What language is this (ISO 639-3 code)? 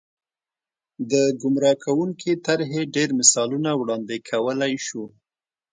pus